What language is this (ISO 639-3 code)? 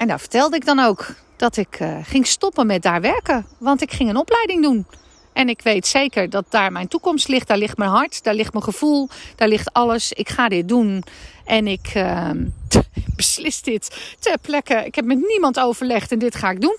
nld